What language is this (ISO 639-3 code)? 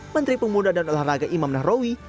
ind